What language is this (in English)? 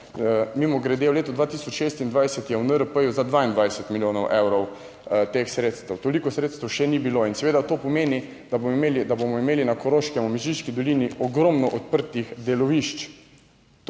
Slovenian